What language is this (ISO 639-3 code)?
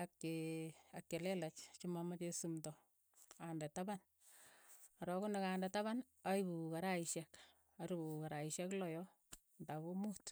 eyo